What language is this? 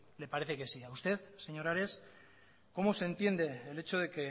Spanish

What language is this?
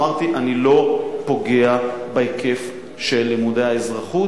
Hebrew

